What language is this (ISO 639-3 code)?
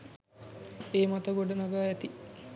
sin